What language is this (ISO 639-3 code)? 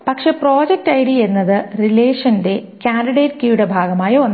mal